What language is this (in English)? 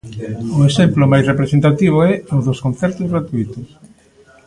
Galician